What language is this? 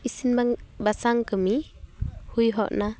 Santali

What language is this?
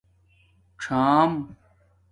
Domaaki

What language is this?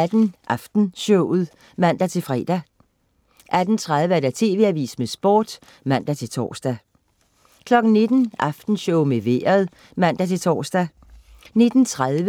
Danish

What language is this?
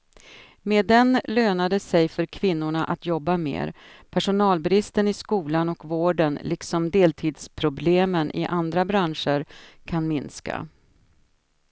Swedish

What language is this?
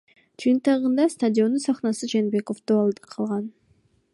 Kyrgyz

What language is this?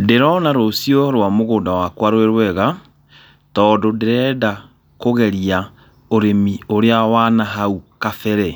Kikuyu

